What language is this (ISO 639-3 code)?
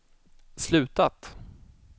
swe